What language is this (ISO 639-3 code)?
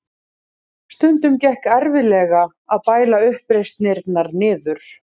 isl